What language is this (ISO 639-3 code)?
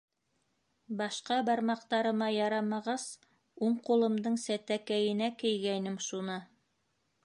bak